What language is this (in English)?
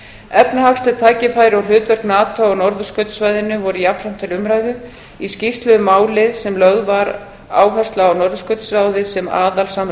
Icelandic